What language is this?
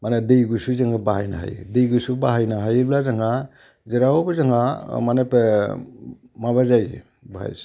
Bodo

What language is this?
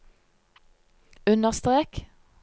Norwegian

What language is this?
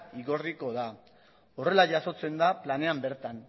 Basque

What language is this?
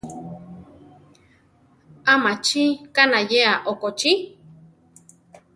Central Tarahumara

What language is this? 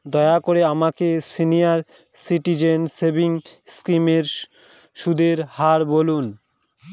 Bangla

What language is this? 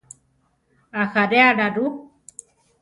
Central Tarahumara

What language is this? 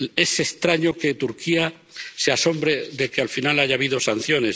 Spanish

